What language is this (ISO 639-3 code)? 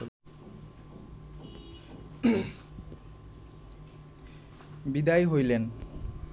ben